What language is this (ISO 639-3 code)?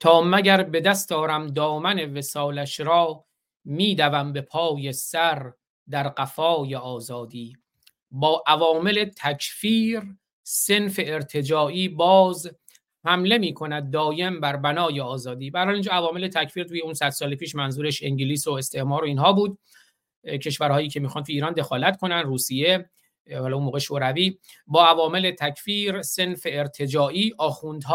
fas